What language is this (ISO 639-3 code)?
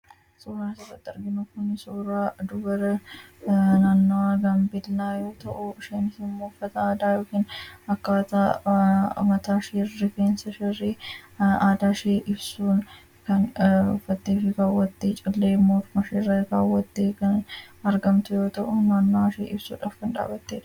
orm